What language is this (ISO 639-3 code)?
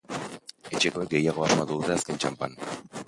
eus